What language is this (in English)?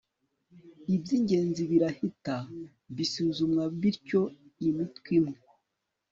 Kinyarwanda